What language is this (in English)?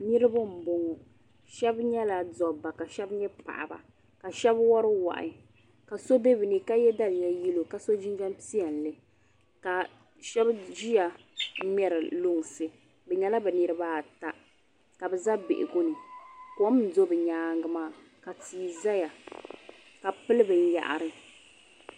Dagbani